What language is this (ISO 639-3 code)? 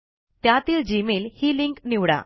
mar